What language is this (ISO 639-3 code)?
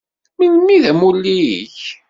kab